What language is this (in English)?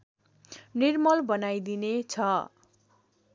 Nepali